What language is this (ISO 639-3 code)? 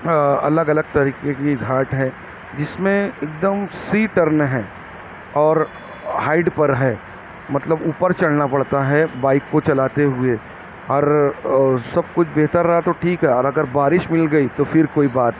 urd